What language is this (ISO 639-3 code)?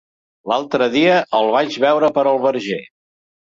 cat